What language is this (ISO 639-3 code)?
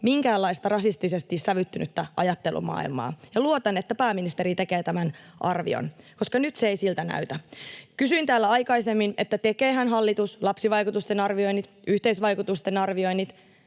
fin